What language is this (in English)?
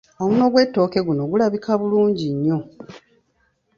Ganda